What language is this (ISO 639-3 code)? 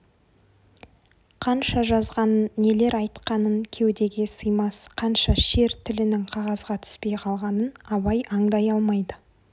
kaz